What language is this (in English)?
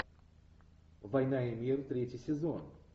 Russian